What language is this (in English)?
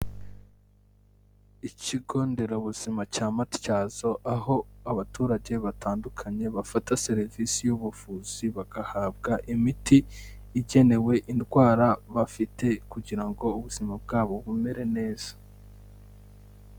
Kinyarwanda